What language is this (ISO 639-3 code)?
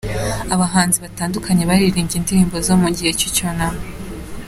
kin